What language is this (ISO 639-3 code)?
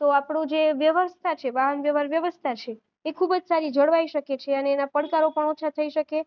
guj